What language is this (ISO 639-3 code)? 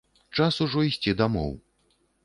bel